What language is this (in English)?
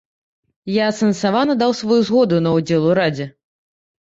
Belarusian